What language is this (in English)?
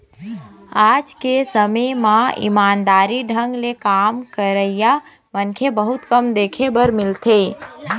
Chhattisgarhi